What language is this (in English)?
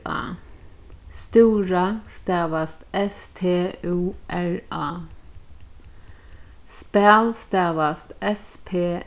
Faroese